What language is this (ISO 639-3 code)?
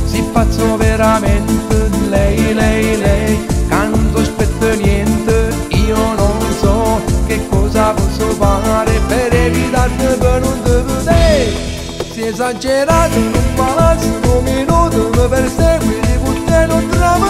ita